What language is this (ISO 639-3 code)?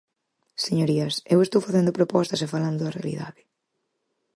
glg